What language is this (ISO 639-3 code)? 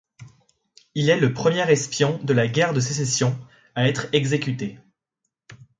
fra